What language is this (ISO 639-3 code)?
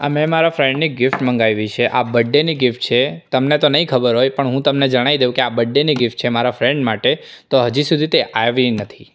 guj